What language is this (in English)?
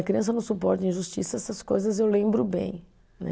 Portuguese